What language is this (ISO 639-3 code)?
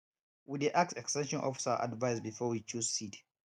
pcm